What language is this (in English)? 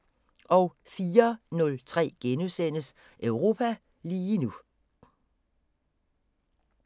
Danish